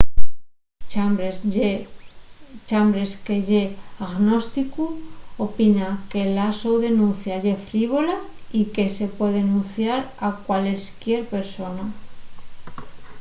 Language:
Asturian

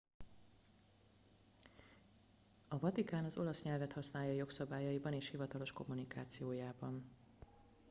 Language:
Hungarian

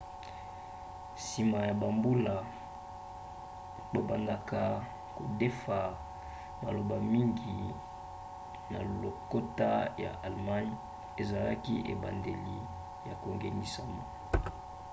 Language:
Lingala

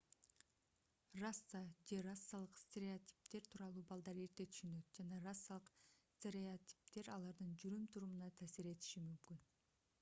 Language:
Kyrgyz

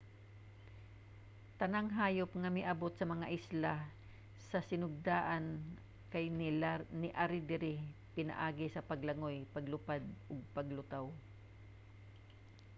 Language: Cebuano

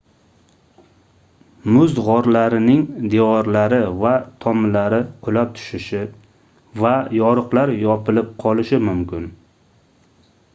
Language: Uzbek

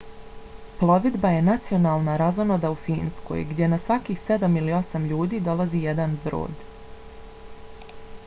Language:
Bosnian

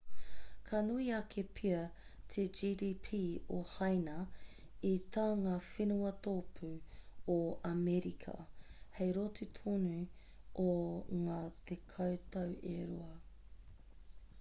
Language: Māori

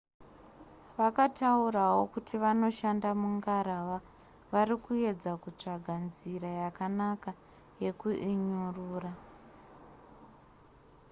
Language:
Shona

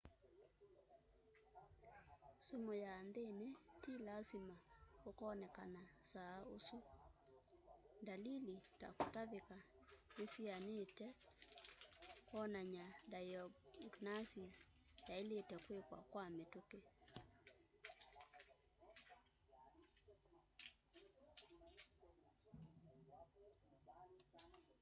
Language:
Kamba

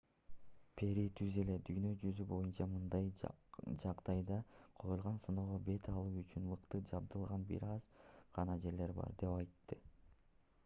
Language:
Kyrgyz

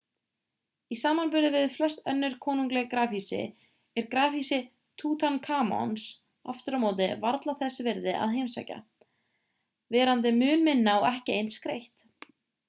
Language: Icelandic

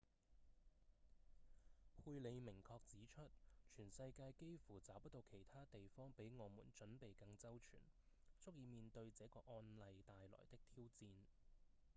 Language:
Cantonese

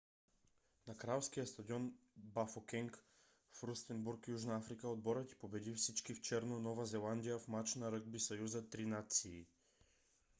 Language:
Bulgarian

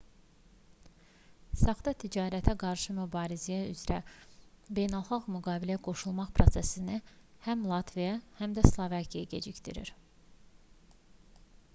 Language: Azerbaijani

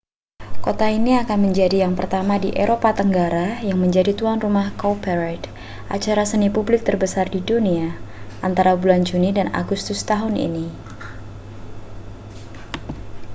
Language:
Indonesian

